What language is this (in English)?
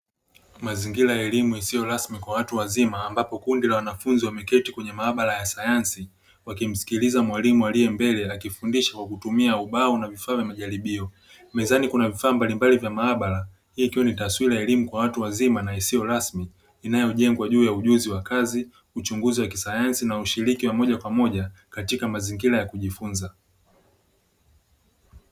Swahili